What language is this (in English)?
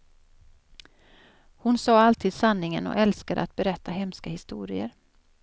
Swedish